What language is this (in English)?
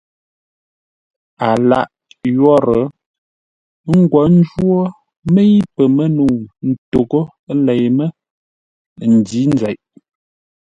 Ngombale